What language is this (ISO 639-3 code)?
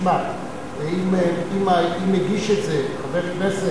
heb